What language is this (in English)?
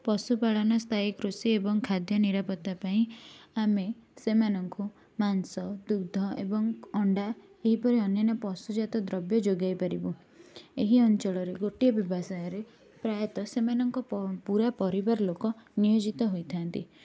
Odia